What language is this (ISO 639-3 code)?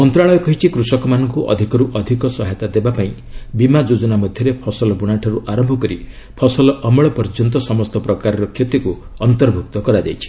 ori